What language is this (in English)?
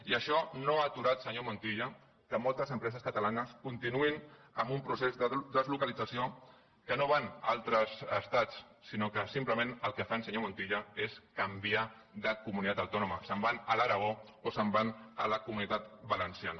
Catalan